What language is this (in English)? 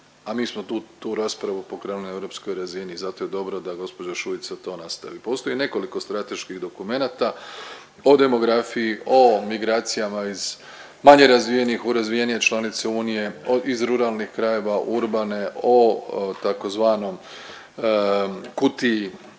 Croatian